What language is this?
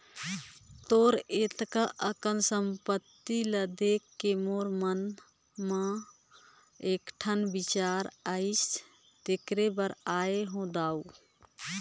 Chhattisgarhi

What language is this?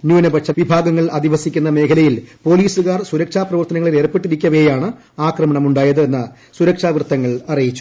Malayalam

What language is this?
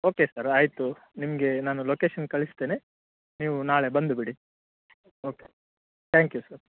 Kannada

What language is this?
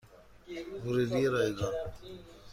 Persian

